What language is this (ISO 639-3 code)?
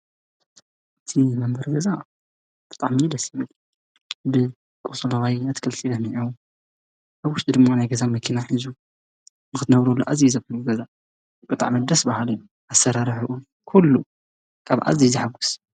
tir